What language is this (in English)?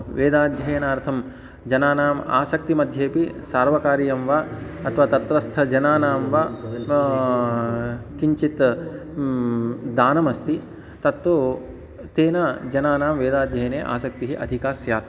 Sanskrit